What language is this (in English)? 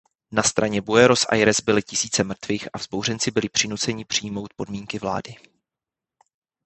Czech